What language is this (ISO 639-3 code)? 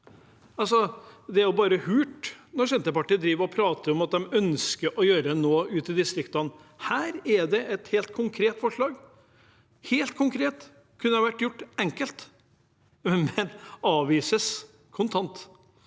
nor